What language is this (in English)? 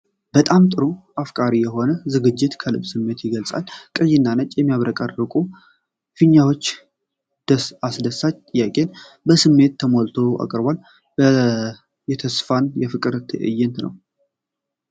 Amharic